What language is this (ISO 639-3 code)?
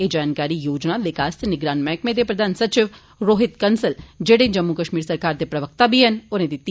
doi